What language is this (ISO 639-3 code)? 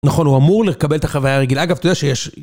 heb